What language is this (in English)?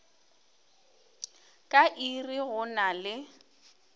Northern Sotho